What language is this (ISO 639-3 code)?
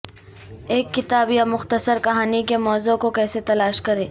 urd